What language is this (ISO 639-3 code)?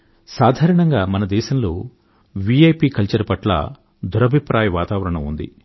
tel